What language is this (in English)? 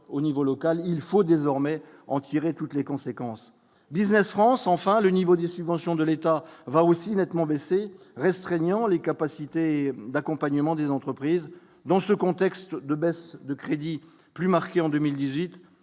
French